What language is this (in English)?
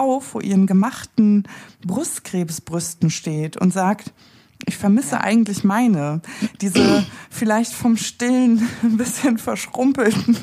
German